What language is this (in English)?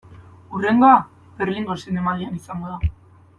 Basque